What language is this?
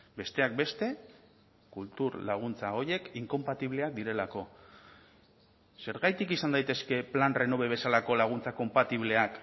Basque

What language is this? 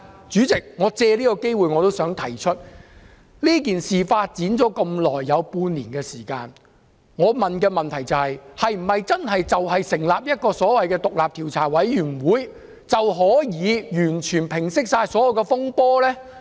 Cantonese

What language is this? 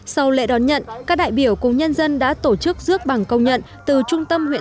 Vietnamese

